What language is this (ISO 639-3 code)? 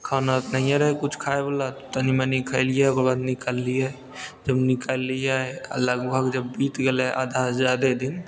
mai